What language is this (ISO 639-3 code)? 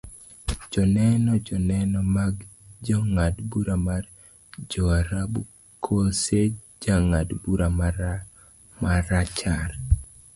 luo